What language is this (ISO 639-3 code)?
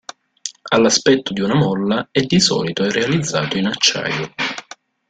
ita